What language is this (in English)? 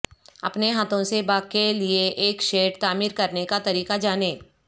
Urdu